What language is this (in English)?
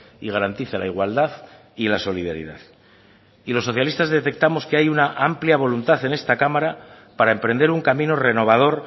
Spanish